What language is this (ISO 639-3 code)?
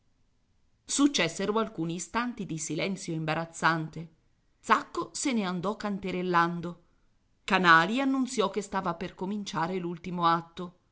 ita